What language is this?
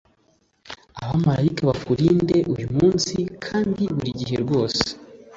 Kinyarwanda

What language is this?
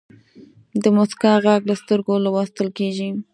Pashto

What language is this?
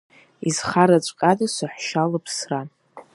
Abkhazian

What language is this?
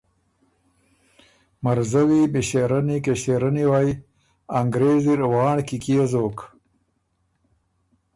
Ormuri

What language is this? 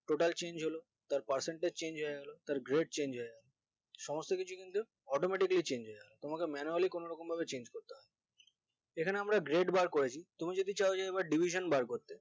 Bangla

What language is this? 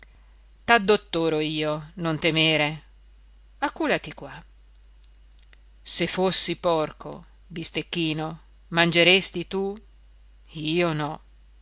Italian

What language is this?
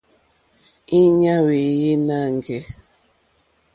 Mokpwe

